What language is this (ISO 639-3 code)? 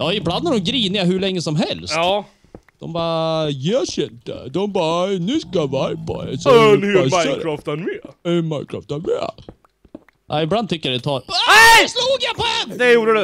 swe